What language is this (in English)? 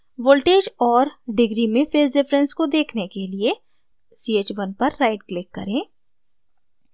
Hindi